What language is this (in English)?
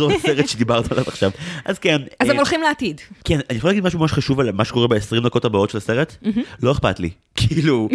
Hebrew